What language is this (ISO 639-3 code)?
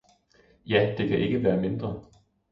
dan